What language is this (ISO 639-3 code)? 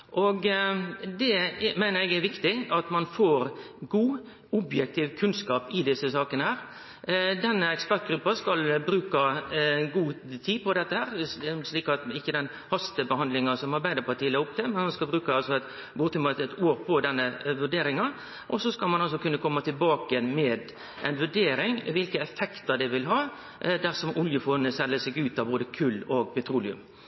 nno